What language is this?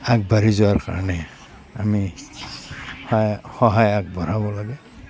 Assamese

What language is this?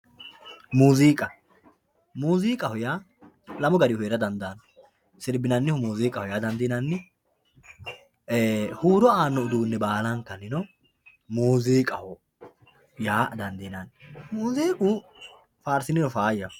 Sidamo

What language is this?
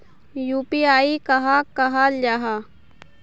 Magahi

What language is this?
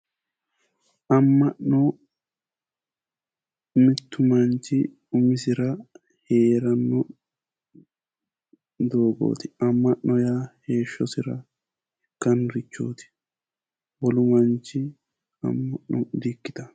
Sidamo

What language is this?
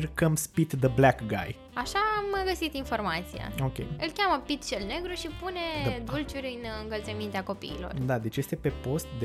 Romanian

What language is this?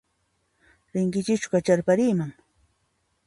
Puno Quechua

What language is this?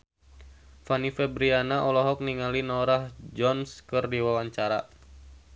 Sundanese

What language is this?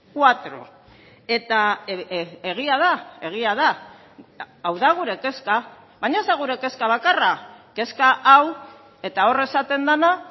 Basque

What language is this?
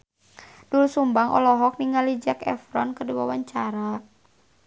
Sundanese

